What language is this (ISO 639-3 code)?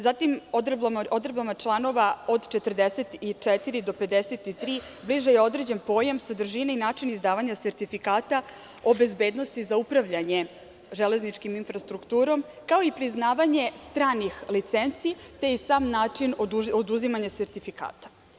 srp